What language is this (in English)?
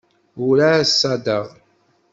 Kabyle